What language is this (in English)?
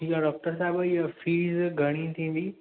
Sindhi